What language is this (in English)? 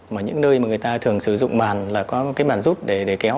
Vietnamese